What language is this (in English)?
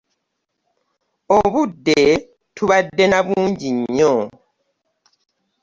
Ganda